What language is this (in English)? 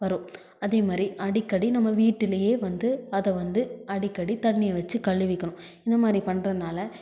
Tamil